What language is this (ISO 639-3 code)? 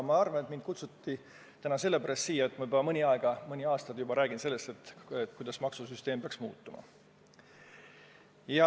est